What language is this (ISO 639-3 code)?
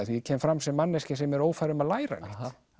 isl